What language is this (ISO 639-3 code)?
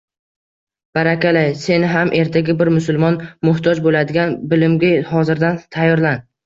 uzb